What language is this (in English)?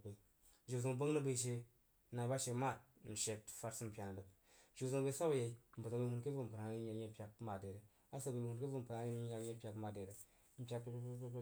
Jiba